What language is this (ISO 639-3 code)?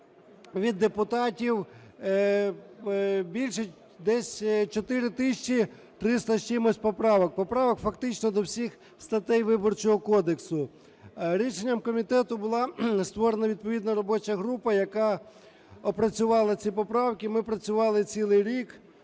ukr